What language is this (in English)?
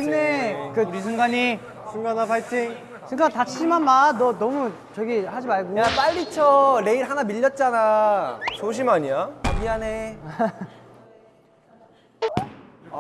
Korean